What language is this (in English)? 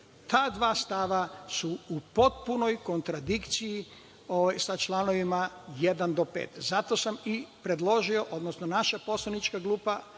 Serbian